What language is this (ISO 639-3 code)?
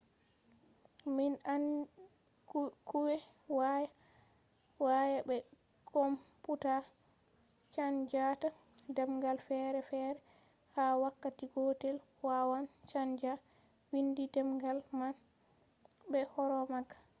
ful